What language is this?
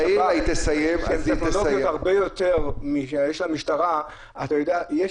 Hebrew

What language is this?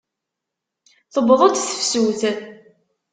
Kabyle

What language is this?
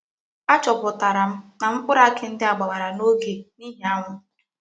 Igbo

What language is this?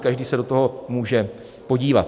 Czech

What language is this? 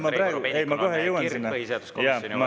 Estonian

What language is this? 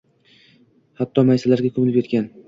Uzbek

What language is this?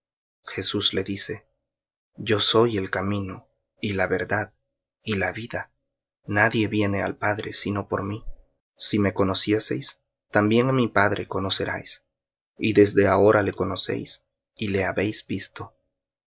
Spanish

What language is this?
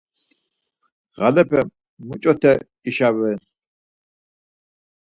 Laz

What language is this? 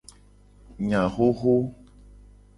Gen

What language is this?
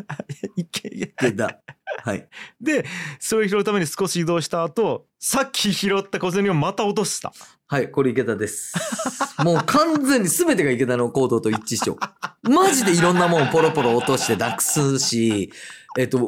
Japanese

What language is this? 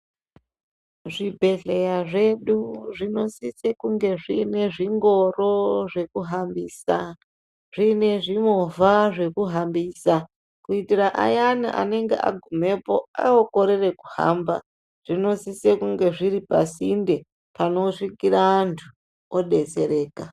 Ndau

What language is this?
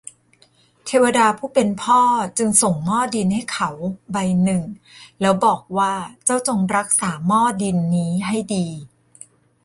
Thai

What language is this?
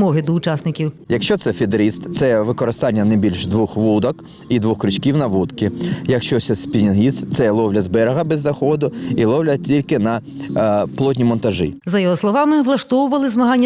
Ukrainian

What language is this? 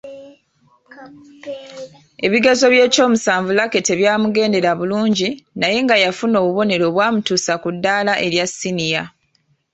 Ganda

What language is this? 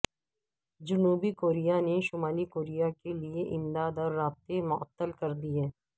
Urdu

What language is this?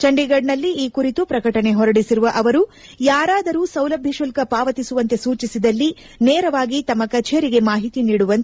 Kannada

